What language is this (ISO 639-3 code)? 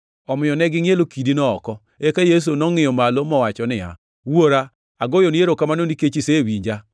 luo